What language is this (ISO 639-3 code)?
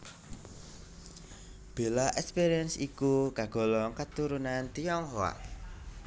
jav